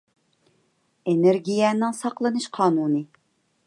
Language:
Uyghur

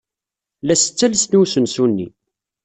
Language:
Kabyle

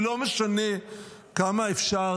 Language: Hebrew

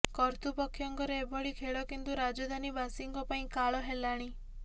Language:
Odia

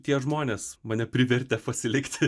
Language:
Lithuanian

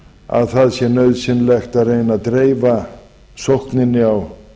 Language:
Icelandic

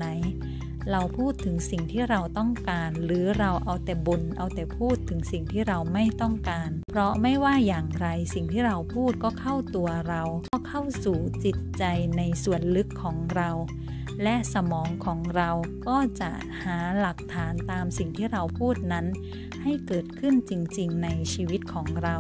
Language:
Thai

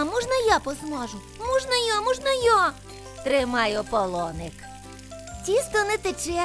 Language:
Ukrainian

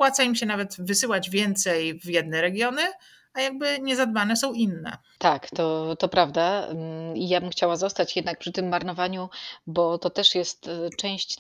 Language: Polish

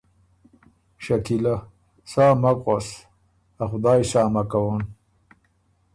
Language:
Ormuri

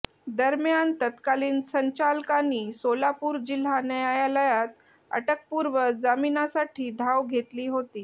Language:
Marathi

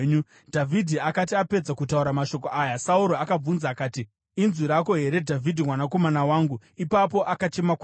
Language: Shona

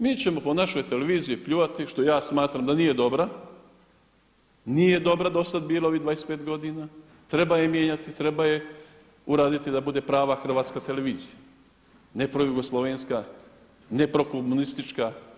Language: Croatian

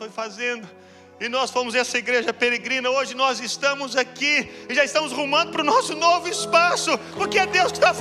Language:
Portuguese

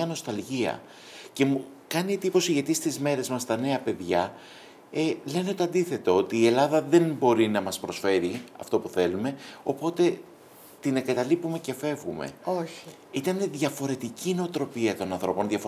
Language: Greek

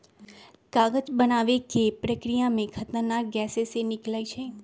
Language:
Magahi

